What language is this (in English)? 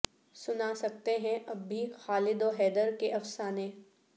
Urdu